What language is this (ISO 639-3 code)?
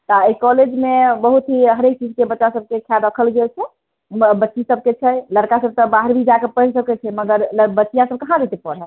mai